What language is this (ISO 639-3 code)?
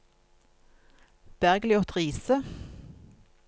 nor